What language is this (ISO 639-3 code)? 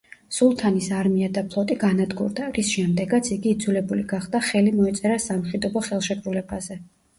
kat